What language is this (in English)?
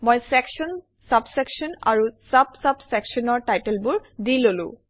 Assamese